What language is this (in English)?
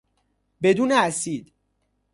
Persian